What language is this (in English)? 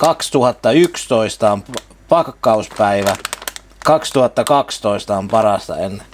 Finnish